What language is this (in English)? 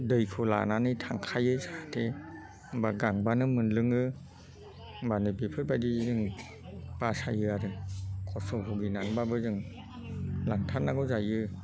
Bodo